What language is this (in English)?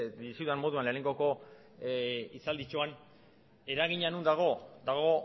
Basque